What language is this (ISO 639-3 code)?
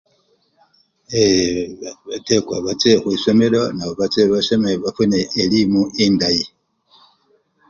luy